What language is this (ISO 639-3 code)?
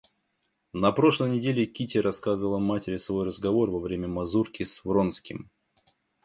rus